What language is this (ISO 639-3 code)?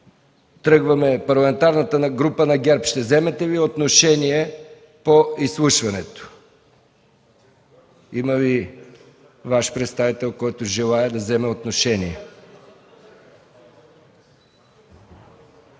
bul